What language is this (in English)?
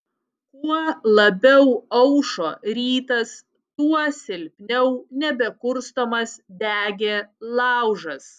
Lithuanian